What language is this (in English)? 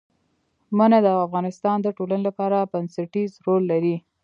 Pashto